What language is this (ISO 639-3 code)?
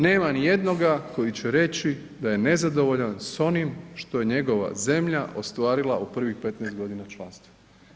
hrv